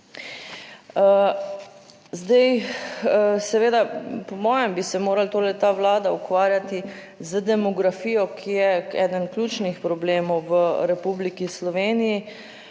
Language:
Slovenian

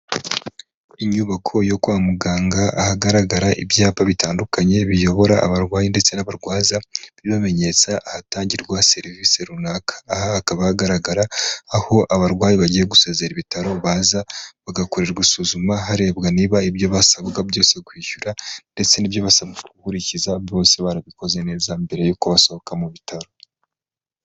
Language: Kinyarwanda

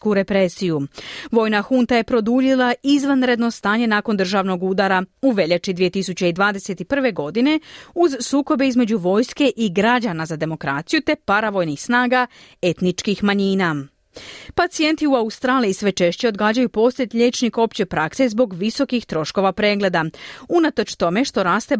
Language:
Croatian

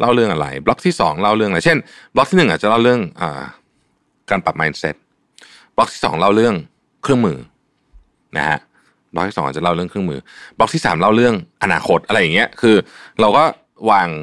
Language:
Thai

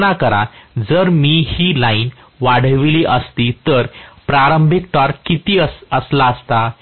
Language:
Marathi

